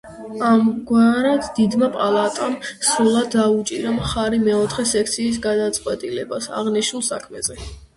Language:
Georgian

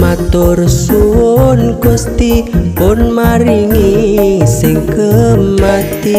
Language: Indonesian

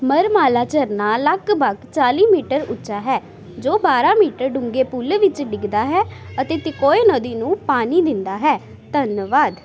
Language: Punjabi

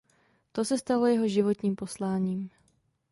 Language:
Czech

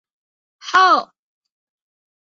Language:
Chinese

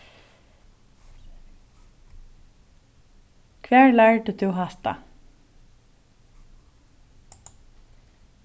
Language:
Faroese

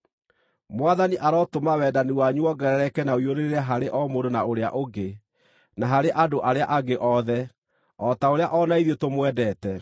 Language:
Kikuyu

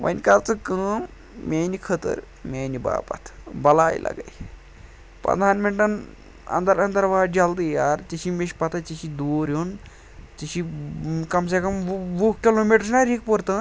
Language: Kashmiri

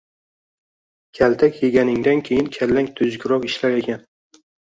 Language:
Uzbek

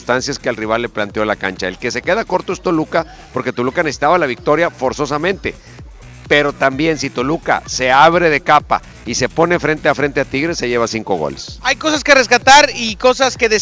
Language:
Spanish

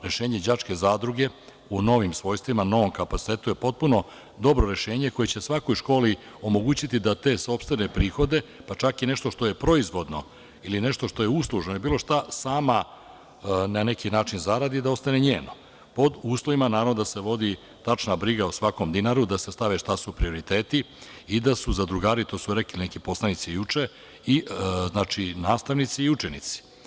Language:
Serbian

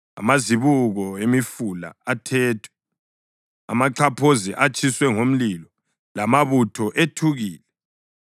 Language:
North Ndebele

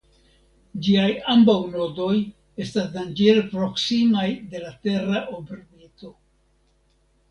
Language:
Esperanto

